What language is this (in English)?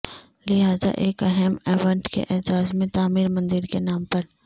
Urdu